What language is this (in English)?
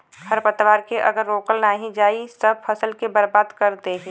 Bhojpuri